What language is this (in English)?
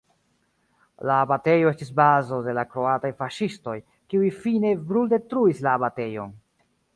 Esperanto